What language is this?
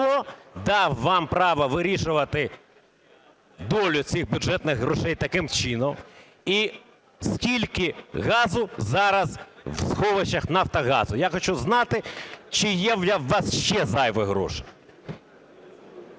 Ukrainian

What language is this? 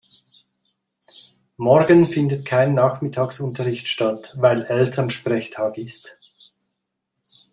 German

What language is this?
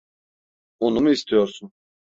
Turkish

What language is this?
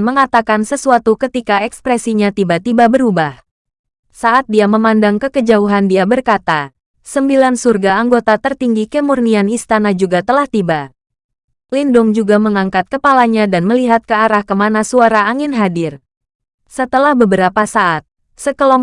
Indonesian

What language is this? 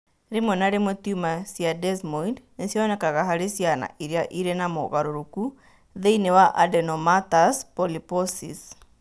Kikuyu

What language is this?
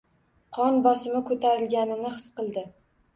Uzbek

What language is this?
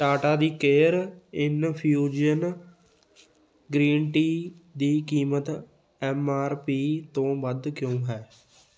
Punjabi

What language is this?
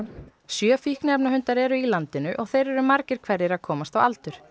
Icelandic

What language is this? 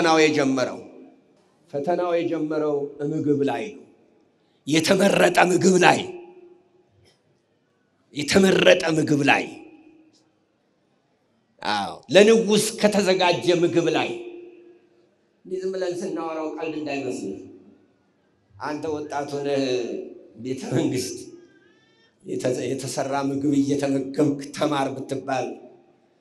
Arabic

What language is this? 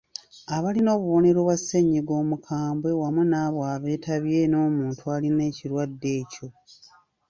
Ganda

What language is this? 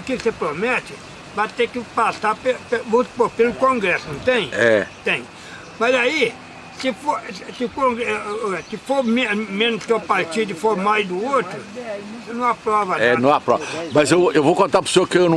Portuguese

